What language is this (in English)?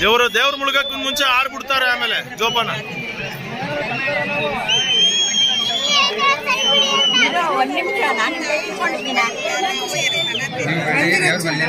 Korean